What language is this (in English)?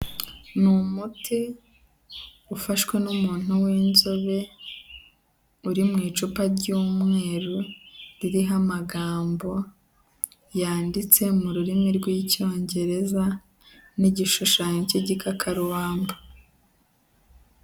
Kinyarwanda